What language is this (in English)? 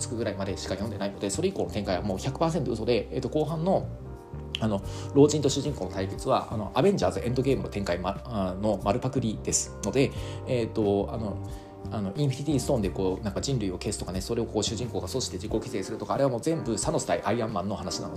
Japanese